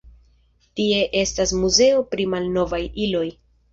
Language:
Esperanto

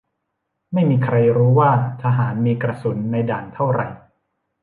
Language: Thai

